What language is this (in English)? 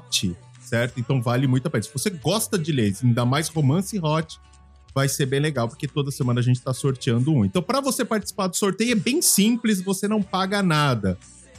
Portuguese